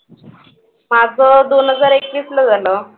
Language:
Marathi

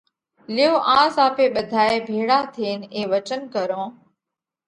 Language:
Parkari Koli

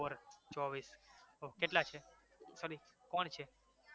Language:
Gujarati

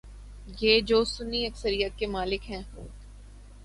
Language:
Urdu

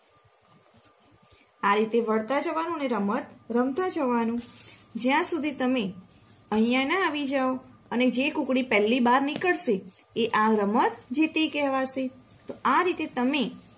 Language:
Gujarati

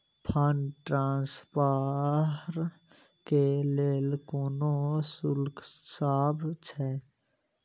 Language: Maithili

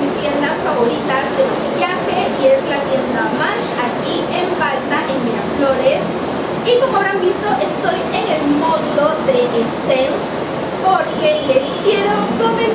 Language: Spanish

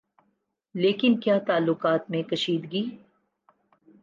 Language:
Urdu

